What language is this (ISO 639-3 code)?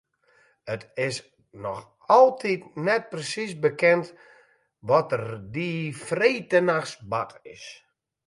fry